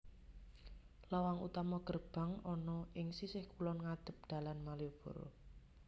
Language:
Javanese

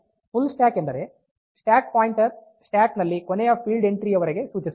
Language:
Kannada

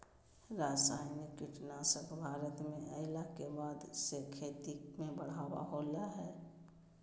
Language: Magahi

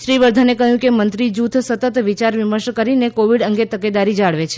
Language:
Gujarati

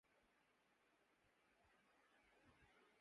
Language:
Urdu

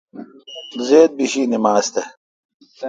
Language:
Kalkoti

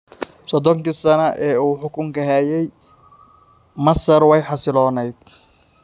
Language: Somali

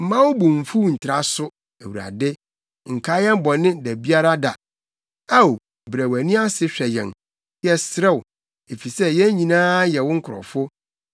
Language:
Akan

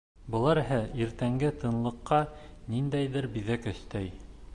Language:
Bashkir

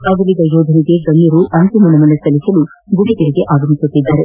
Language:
Kannada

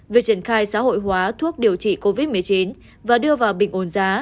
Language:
Vietnamese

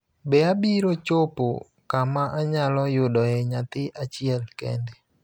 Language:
Luo (Kenya and Tanzania)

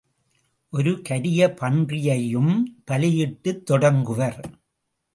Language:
Tamil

